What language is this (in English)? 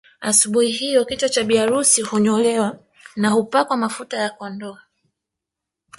Swahili